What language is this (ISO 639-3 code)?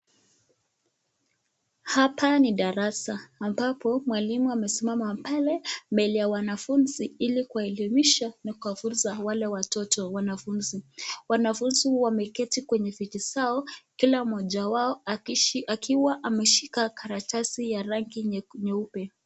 swa